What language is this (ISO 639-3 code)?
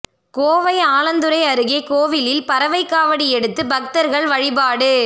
tam